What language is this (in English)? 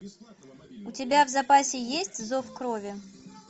Russian